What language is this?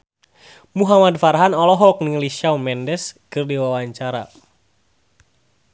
Sundanese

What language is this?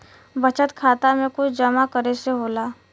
Bhojpuri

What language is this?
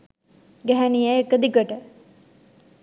Sinhala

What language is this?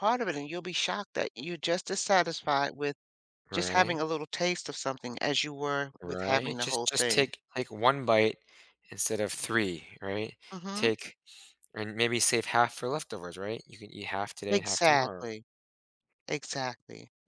English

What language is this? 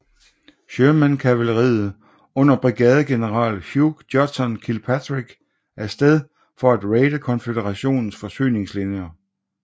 Danish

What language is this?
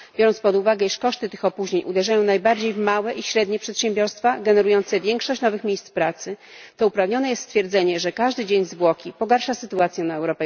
Polish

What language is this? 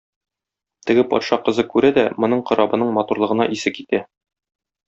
Tatar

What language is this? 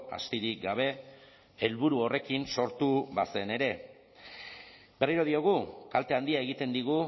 Basque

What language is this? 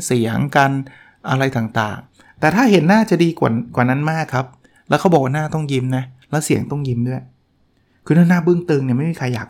Thai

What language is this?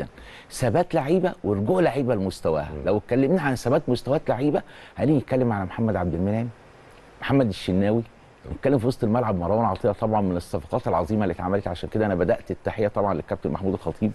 Arabic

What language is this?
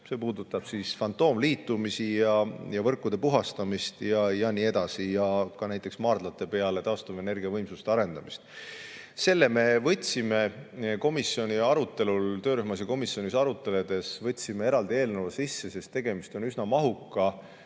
Estonian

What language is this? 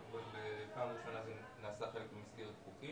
Hebrew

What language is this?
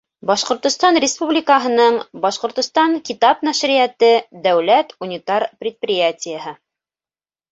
Bashkir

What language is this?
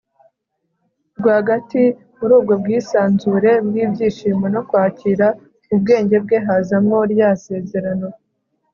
Kinyarwanda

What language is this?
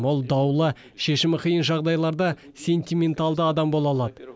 Kazakh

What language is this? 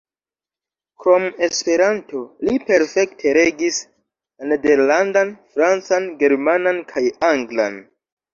Esperanto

